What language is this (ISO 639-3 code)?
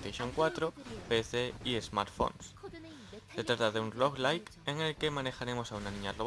spa